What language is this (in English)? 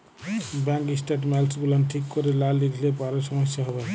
Bangla